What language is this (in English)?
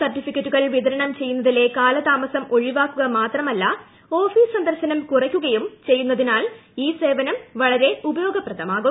Malayalam